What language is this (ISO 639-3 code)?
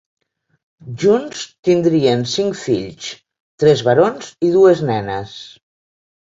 cat